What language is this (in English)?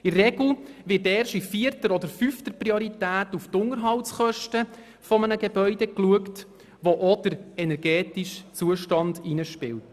Swiss German